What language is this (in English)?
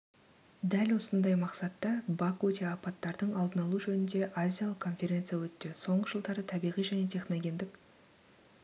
Kazakh